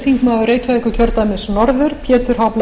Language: Icelandic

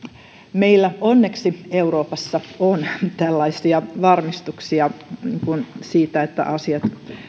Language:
Finnish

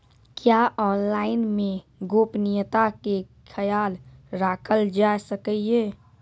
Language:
Maithili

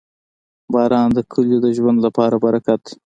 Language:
Pashto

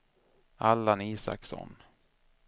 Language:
Swedish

